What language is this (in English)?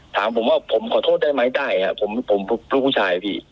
Thai